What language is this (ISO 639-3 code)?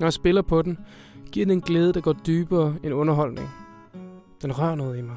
dan